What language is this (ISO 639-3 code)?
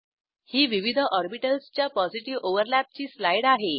mar